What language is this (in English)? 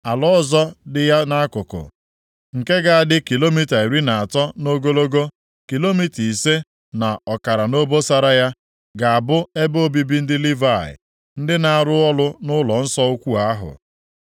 Igbo